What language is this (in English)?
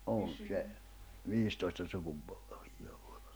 Finnish